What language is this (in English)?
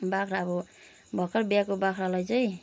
Nepali